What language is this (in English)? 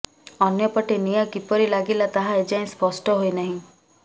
Odia